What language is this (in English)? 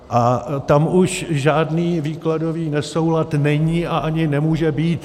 Czech